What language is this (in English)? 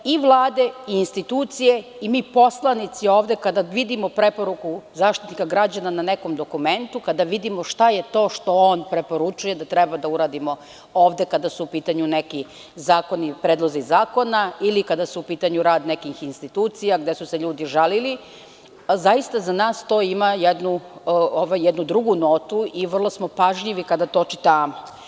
Serbian